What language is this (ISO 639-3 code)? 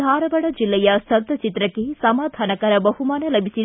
kan